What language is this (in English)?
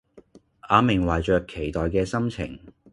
Cantonese